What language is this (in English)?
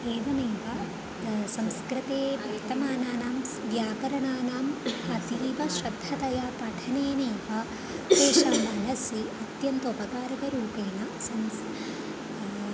Sanskrit